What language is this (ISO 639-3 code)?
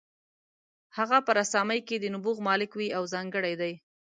pus